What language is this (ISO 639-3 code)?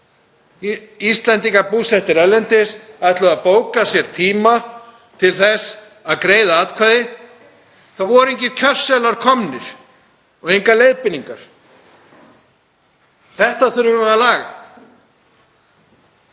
isl